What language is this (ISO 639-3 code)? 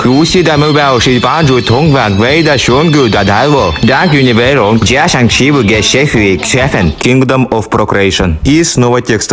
rus